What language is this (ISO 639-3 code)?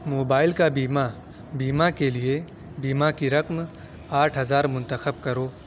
urd